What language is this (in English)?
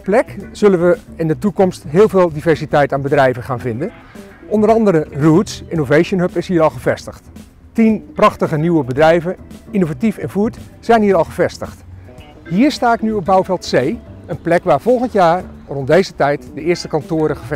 Dutch